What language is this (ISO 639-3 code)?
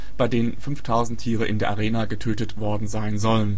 deu